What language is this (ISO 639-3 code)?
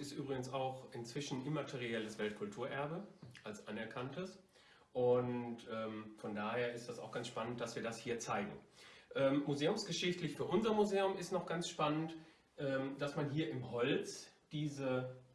deu